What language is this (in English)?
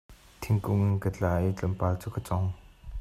Hakha Chin